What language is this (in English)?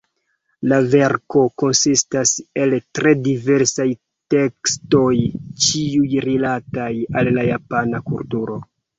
Esperanto